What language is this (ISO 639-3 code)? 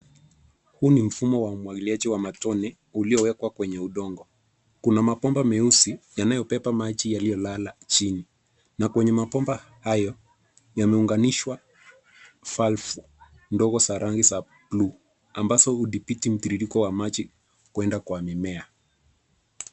swa